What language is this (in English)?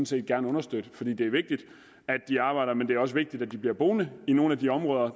Danish